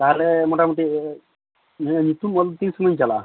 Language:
Santali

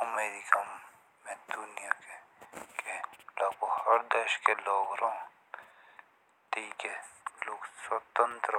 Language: Jaunsari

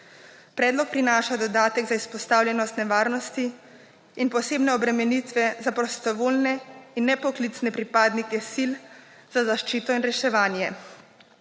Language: Slovenian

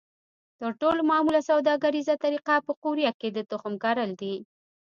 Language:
Pashto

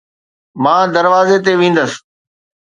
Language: Sindhi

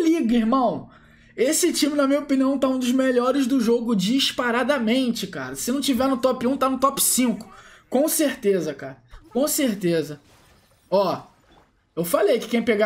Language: Portuguese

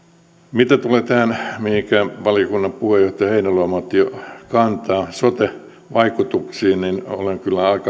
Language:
Finnish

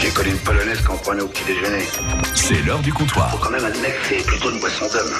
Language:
French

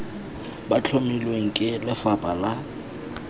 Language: Tswana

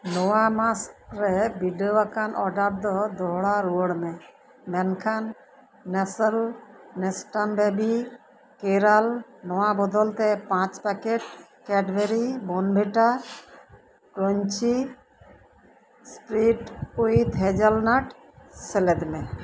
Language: Santali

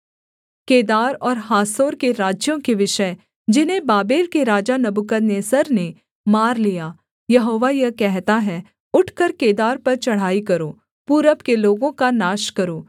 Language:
Hindi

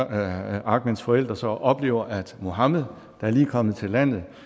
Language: Danish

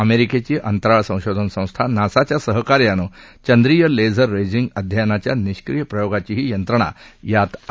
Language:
Marathi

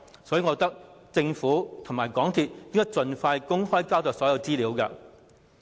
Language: Cantonese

